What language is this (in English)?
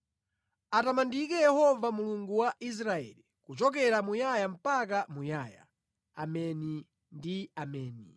Nyanja